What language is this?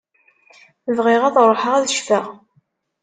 Kabyle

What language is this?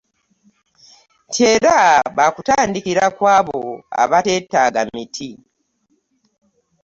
Ganda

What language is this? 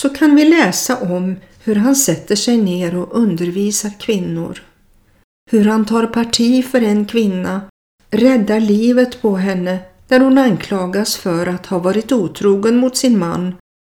Swedish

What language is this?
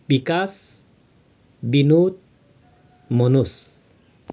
Nepali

